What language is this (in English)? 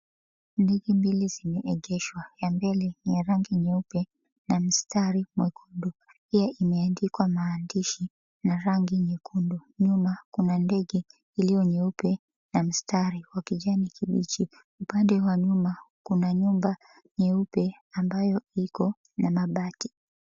Swahili